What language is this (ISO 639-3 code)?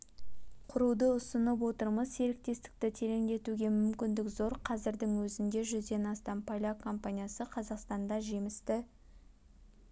kaz